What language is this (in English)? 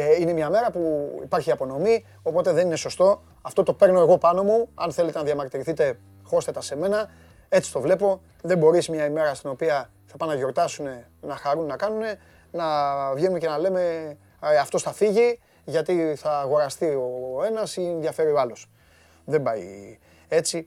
Greek